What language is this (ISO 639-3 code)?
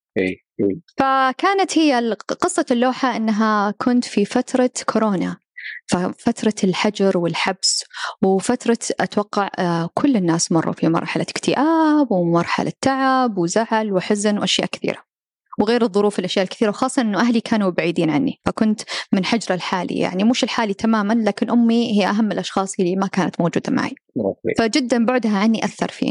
ara